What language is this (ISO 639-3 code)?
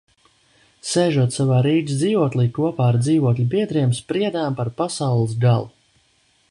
lav